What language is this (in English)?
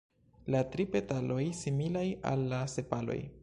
Esperanto